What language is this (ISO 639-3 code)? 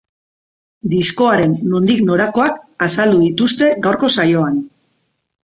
eus